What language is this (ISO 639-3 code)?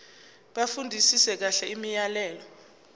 zul